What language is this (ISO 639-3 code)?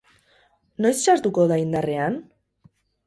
eus